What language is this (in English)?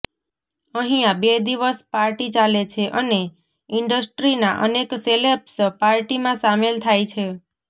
Gujarati